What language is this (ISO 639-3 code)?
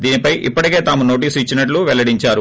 tel